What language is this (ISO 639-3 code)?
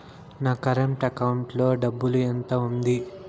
tel